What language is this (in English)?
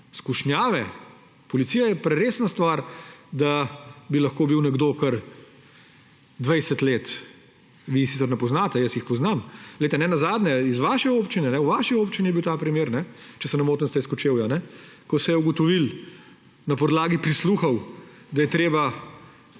Slovenian